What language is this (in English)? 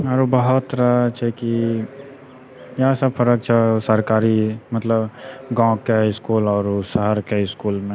Maithili